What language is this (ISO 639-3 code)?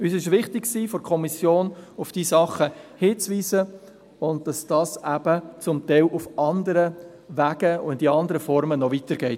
gsw